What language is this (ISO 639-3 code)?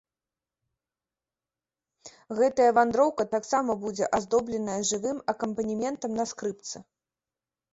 bel